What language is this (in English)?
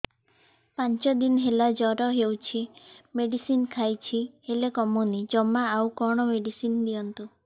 Odia